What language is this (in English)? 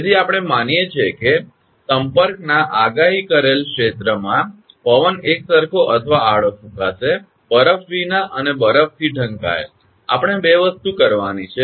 Gujarati